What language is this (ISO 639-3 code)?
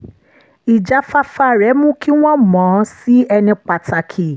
yor